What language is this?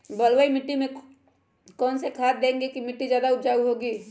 Magahi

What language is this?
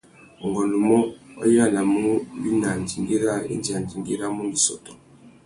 Tuki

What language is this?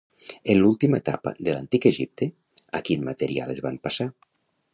Catalan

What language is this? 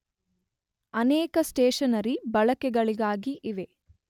Kannada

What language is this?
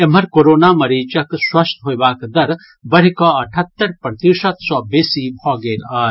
Maithili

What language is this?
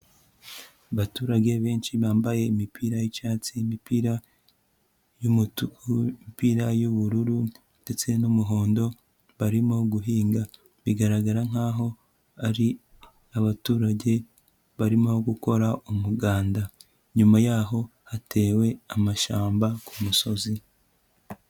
Kinyarwanda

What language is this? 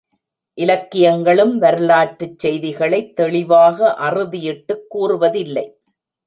Tamil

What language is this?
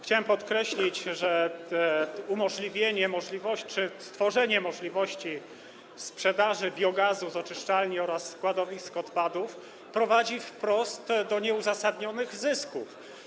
Polish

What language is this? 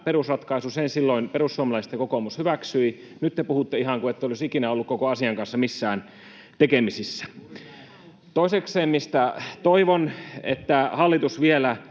Finnish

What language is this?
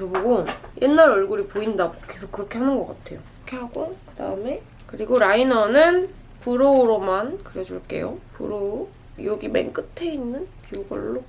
Korean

